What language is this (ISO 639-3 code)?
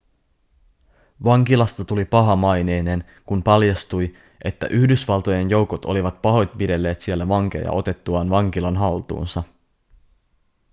fin